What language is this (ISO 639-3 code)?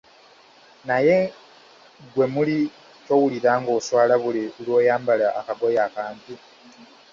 lug